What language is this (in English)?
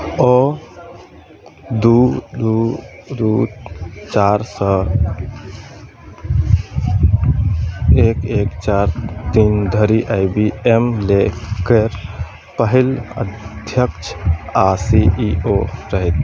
Maithili